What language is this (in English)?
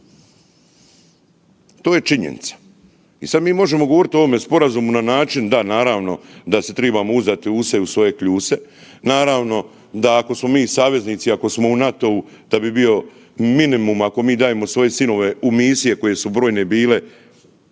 Croatian